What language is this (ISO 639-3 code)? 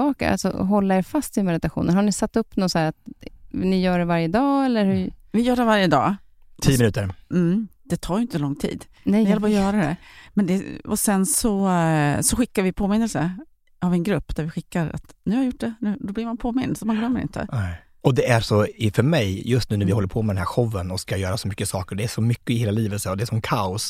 swe